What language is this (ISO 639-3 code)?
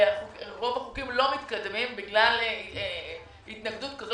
heb